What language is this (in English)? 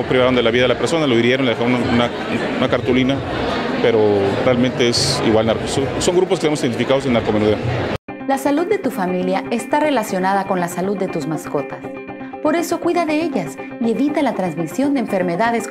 Spanish